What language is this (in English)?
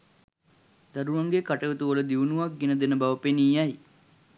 Sinhala